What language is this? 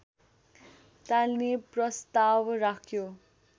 Nepali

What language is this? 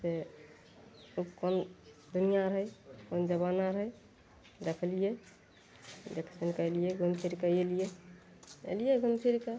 Maithili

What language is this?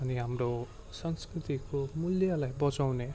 Nepali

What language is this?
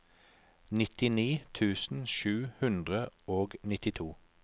Norwegian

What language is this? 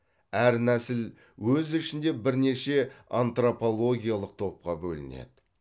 Kazakh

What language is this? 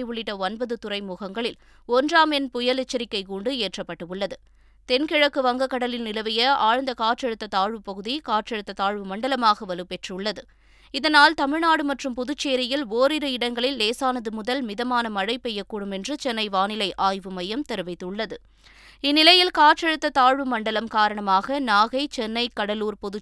Tamil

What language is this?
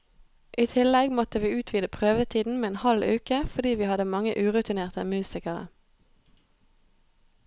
Norwegian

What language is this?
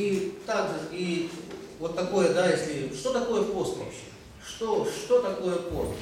Russian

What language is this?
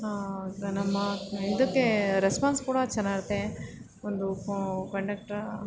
Kannada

